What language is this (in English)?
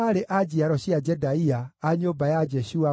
Kikuyu